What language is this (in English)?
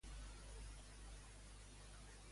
Catalan